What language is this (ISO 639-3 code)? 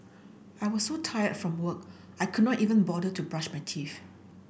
eng